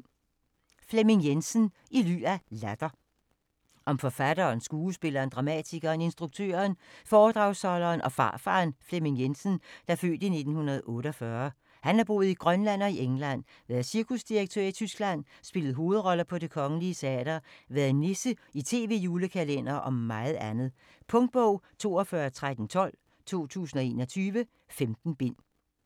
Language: Danish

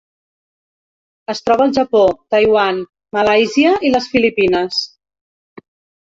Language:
Catalan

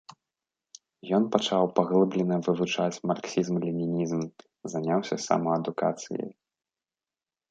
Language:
Belarusian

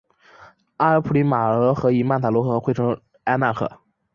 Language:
Chinese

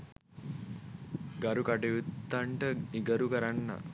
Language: Sinhala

